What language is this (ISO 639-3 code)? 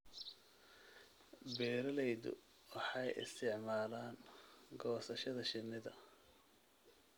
som